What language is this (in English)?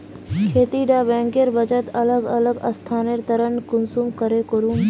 Magahi